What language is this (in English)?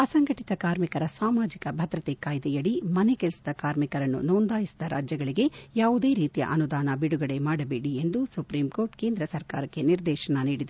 Kannada